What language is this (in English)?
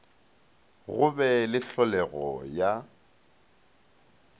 Northern Sotho